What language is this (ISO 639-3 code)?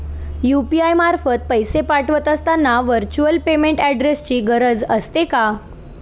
mar